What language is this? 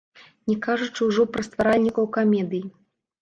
Belarusian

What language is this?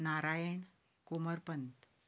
Konkani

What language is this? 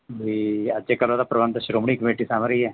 Punjabi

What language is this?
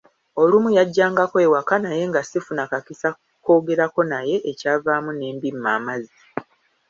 Ganda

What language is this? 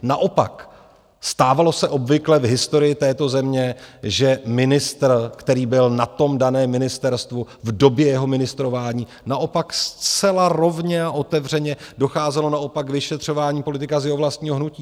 Czech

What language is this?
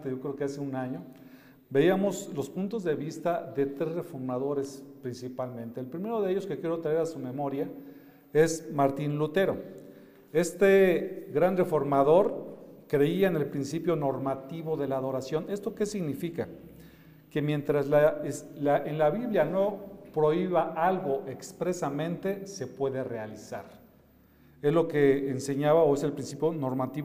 Spanish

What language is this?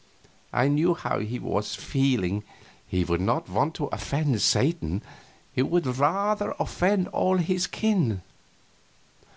English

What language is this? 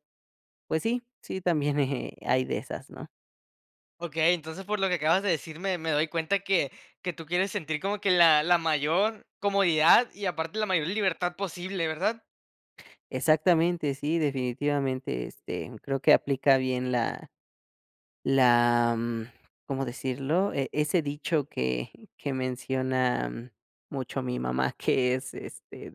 Spanish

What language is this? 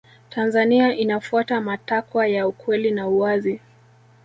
Swahili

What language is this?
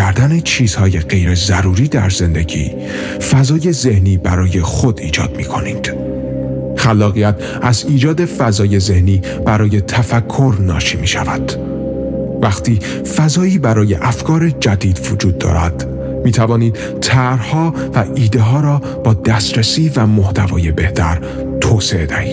Persian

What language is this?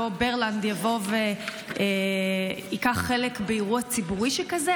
Hebrew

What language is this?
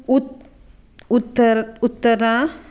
Konkani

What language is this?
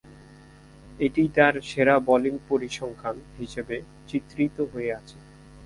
Bangla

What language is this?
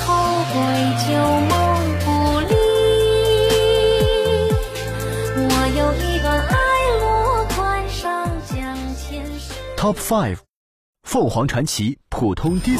Chinese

